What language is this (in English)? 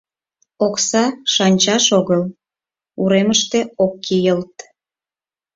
Mari